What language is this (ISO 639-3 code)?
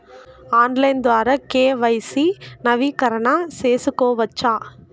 tel